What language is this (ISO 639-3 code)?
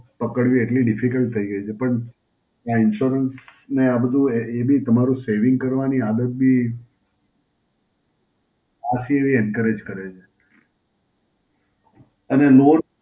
guj